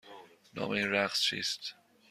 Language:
Persian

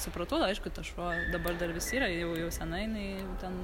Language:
Lithuanian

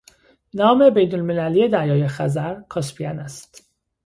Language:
Persian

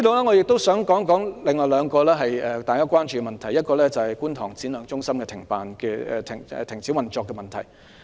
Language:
Cantonese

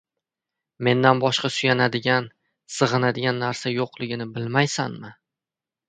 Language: Uzbek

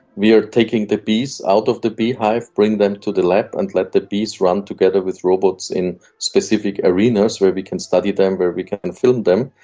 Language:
English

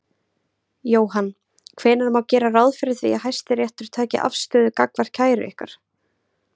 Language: Icelandic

